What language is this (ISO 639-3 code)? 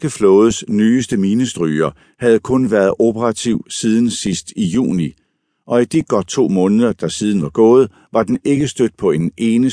dan